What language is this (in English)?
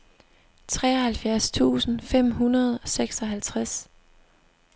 Danish